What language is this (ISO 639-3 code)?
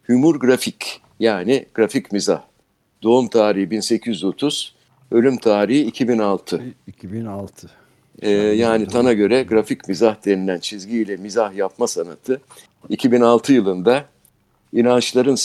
tur